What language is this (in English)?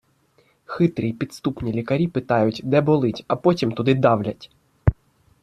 Ukrainian